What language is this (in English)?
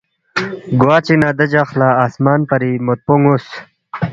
Balti